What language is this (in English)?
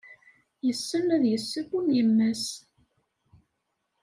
Kabyle